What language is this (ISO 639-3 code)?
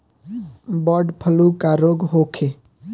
bho